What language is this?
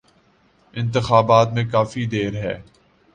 Urdu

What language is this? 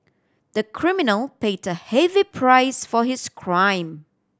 English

